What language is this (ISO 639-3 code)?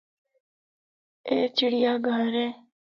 hno